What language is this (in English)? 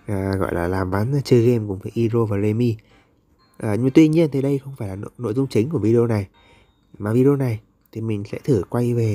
Vietnamese